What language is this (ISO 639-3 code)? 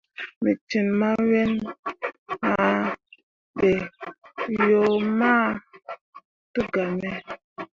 mua